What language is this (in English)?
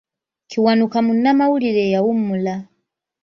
Ganda